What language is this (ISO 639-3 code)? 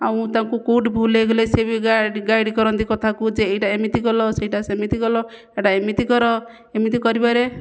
ori